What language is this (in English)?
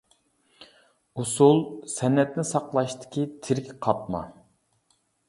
Uyghur